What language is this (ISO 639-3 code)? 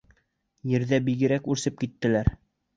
bak